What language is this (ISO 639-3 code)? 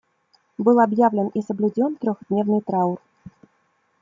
rus